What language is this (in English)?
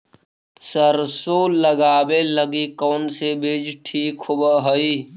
Magahi